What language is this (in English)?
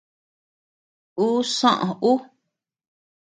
Tepeuxila Cuicatec